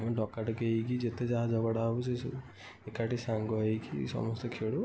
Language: Odia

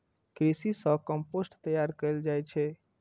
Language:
Maithili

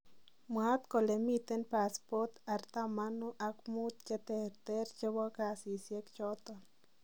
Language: Kalenjin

